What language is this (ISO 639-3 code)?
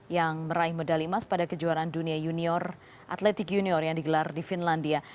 ind